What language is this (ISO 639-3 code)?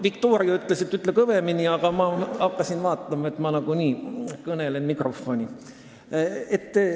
est